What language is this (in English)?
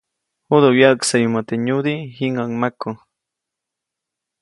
Copainalá Zoque